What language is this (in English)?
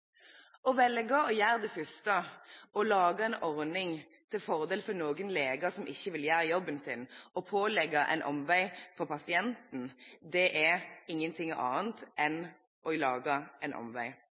Norwegian Bokmål